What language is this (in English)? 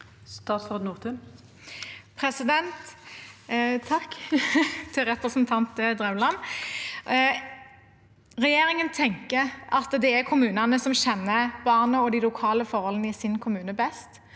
Norwegian